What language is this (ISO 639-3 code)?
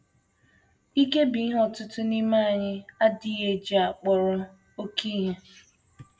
ibo